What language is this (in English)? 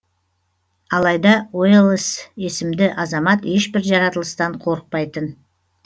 Kazakh